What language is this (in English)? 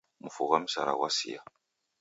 Taita